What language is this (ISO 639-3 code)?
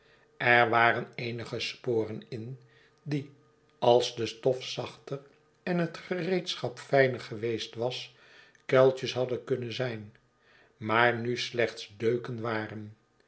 nld